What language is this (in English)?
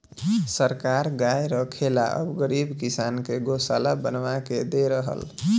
Bhojpuri